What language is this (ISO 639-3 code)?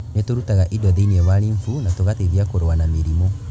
kik